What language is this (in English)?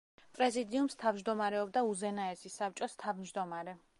Georgian